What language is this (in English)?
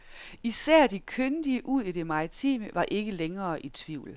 Danish